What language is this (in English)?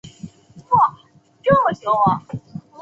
Chinese